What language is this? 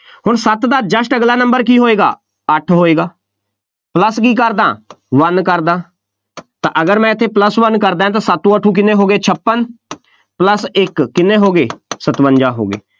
Punjabi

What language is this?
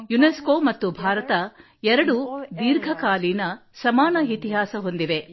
Kannada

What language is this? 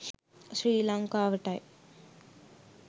Sinhala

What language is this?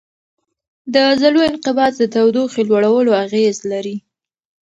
Pashto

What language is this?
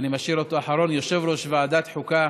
Hebrew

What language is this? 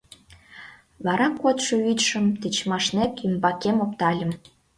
Mari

